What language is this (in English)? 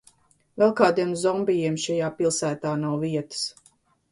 Latvian